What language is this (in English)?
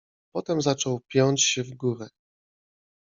Polish